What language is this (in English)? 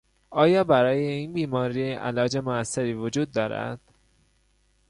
Persian